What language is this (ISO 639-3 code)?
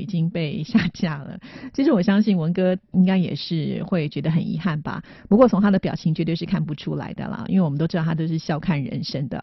zho